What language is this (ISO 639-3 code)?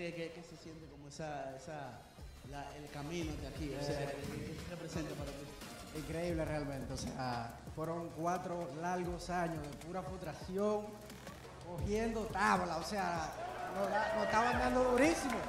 kor